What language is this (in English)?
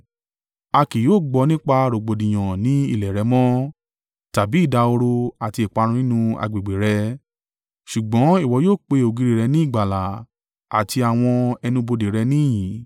Yoruba